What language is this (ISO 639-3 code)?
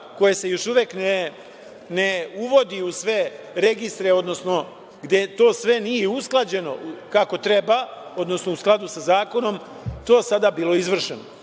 srp